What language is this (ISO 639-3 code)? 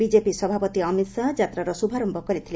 ori